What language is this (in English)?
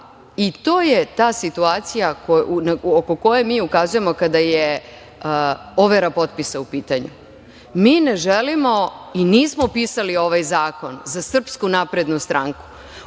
Serbian